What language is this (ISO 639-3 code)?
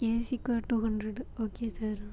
tam